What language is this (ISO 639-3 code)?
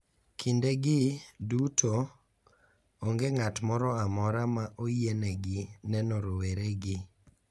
luo